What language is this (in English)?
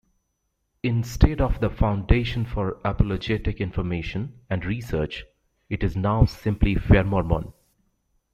English